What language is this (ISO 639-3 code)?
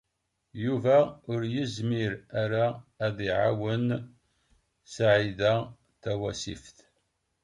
kab